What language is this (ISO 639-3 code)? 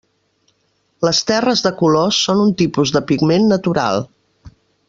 cat